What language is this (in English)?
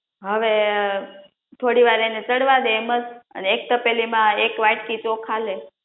Gujarati